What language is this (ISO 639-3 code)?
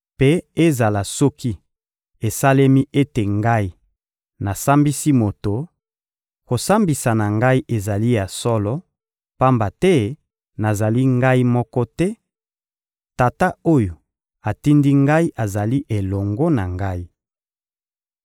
lin